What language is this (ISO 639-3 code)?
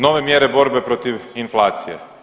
hrv